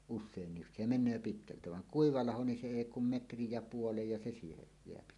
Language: Finnish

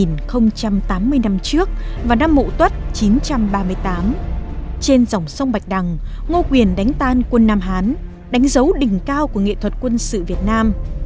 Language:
Vietnamese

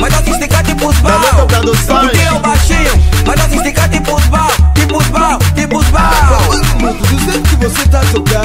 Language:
Romanian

